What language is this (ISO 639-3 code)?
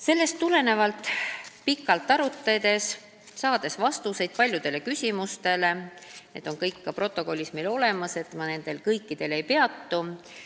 est